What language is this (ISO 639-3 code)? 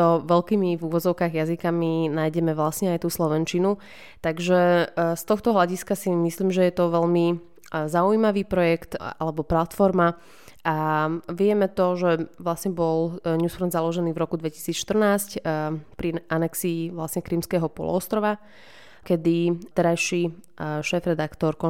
slk